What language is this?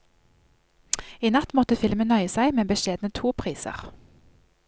Norwegian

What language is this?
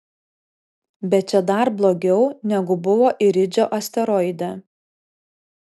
Lithuanian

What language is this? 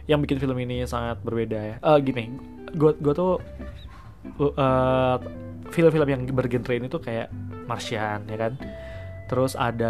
Indonesian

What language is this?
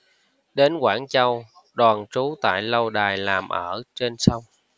Vietnamese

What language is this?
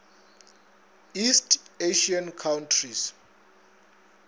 Northern Sotho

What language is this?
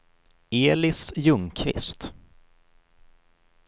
Swedish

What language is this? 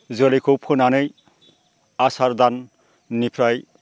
Bodo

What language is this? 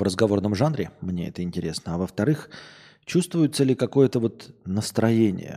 Russian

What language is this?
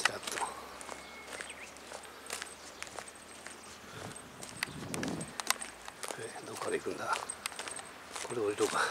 Japanese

